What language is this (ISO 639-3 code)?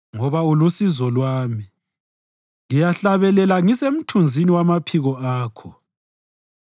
nde